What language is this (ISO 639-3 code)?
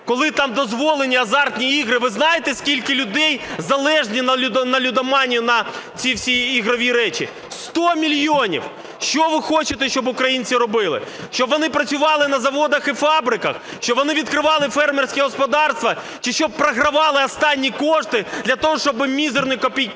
ukr